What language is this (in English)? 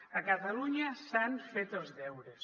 Catalan